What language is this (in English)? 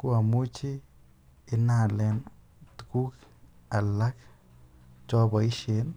Kalenjin